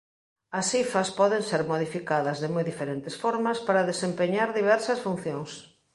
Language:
Galician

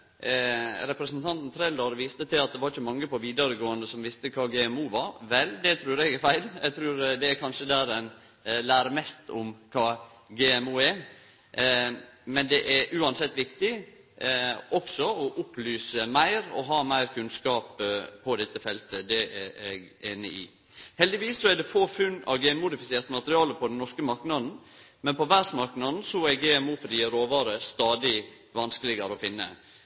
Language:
Norwegian Nynorsk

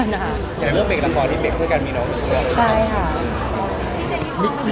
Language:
Thai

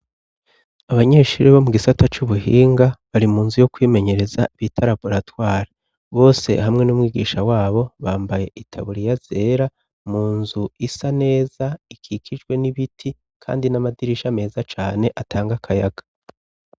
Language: Rundi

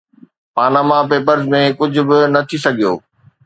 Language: Sindhi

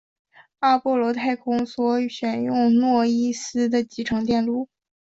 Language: Chinese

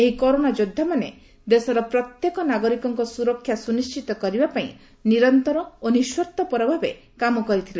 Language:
Odia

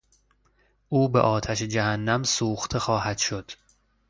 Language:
Persian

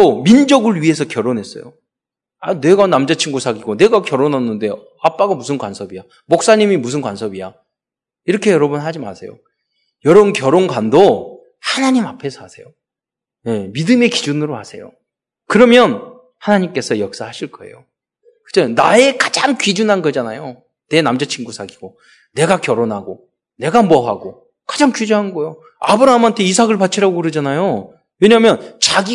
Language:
Korean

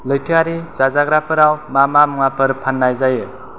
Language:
Bodo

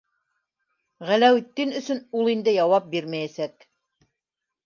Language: Bashkir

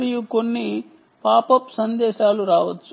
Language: Telugu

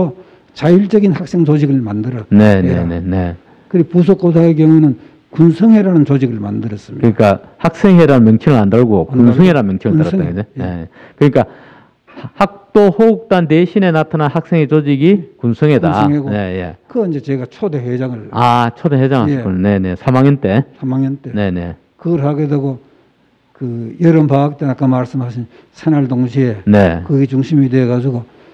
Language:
Korean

